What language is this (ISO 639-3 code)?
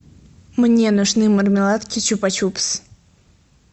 rus